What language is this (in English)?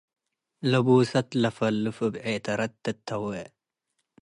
Tigre